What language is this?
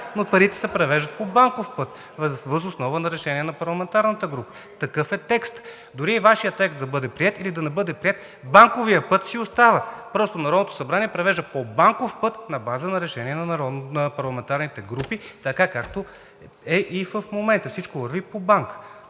Bulgarian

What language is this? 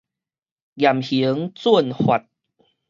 Min Nan Chinese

